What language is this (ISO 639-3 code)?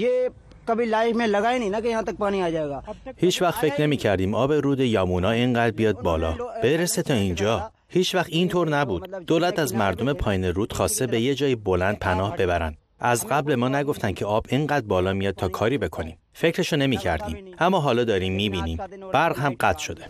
fas